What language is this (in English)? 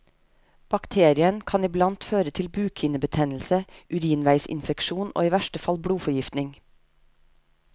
Norwegian